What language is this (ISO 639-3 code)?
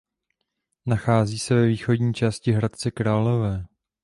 ces